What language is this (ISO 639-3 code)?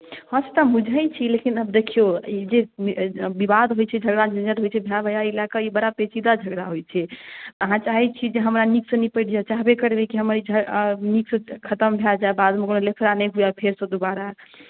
mai